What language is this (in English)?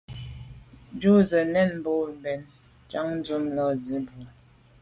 Medumba